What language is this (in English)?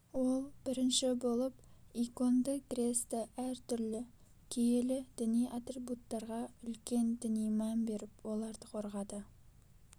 Kazakh